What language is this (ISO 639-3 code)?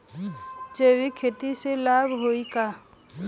bho